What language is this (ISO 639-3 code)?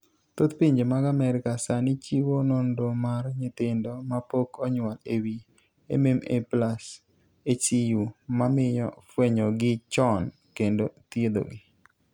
luo